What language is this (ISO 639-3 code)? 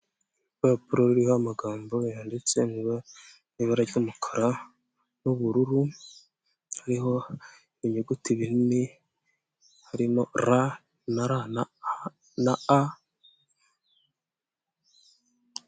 kin